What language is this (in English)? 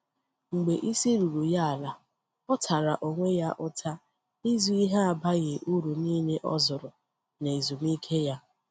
Igbo